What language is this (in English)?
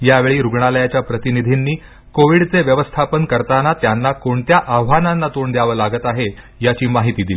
Marathi